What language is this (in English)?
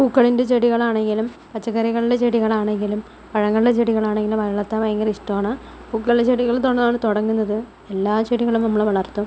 Malayalam